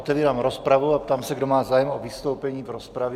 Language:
Czech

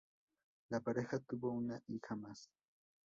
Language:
Spanish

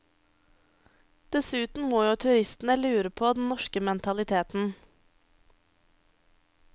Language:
Norwegian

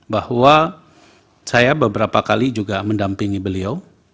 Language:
Indonesian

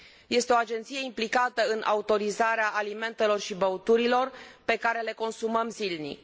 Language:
Romanian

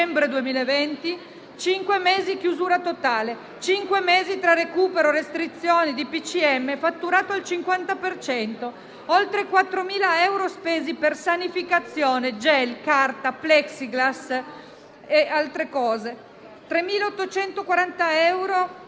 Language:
Italian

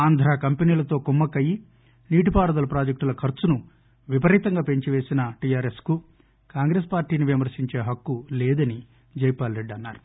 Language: Telugu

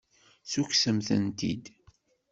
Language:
Kabyle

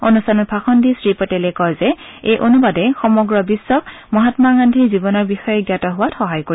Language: Assamese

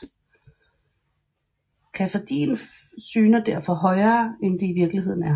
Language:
Danish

